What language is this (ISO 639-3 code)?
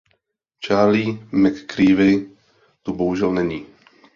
ces